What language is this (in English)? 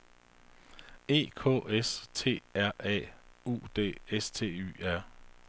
Danish